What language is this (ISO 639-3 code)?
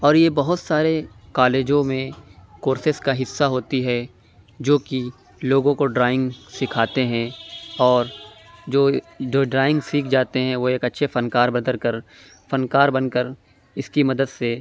urd